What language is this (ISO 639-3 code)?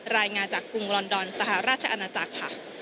tha